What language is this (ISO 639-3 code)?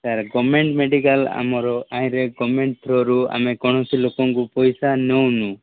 ori